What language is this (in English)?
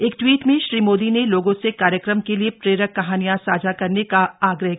Hindi